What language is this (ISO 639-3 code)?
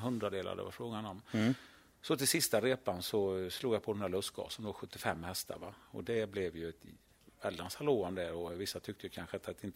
swe